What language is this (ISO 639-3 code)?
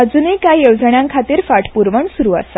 kok